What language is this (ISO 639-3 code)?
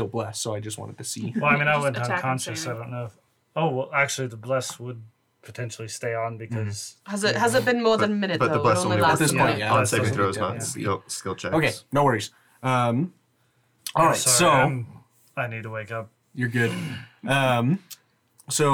eng